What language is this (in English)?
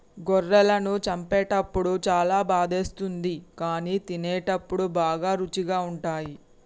Telugu